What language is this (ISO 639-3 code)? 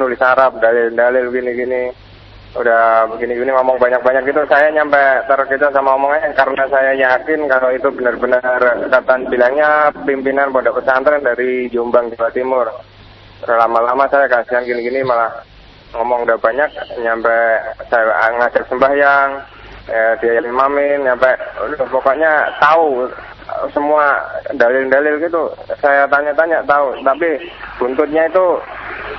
msa